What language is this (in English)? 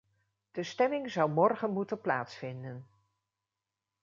Dutch